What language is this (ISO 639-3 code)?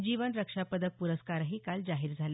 mar